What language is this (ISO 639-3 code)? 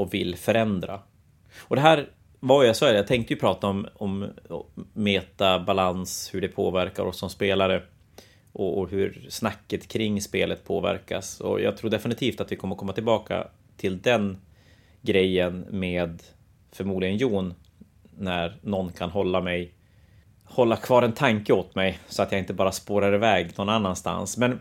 swe